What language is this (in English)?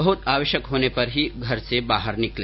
Hindi